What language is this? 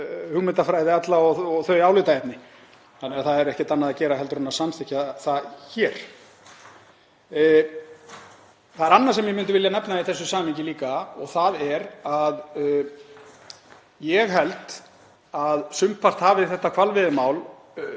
Icelandic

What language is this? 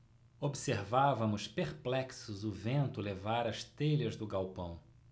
Portuguese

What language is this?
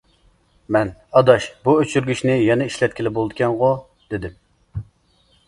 Uyghur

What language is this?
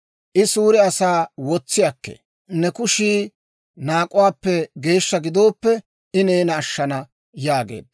Dawro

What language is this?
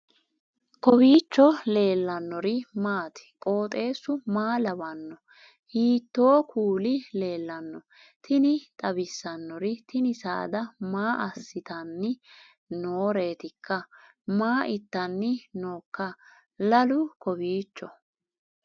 Sidamo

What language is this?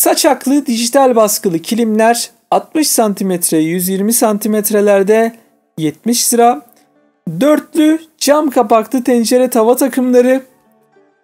Turkish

